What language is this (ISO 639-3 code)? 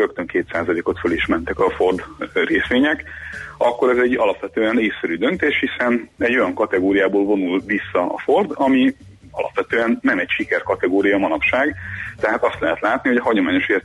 hun